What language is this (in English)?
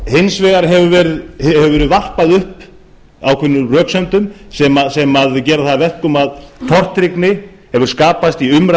Icelandic